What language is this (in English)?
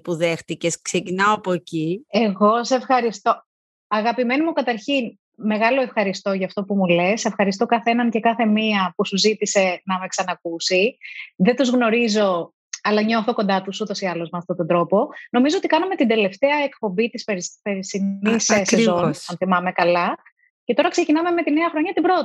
Greek